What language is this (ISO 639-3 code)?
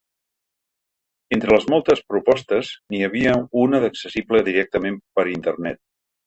cat